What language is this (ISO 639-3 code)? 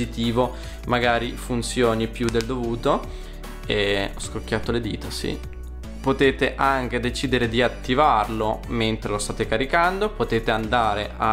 ita